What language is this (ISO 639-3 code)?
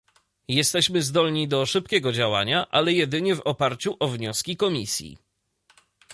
pol